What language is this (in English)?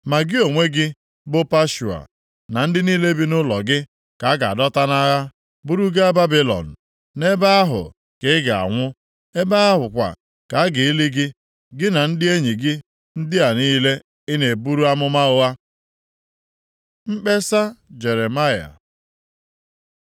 Igbo